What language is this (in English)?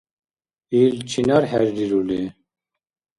Dargwa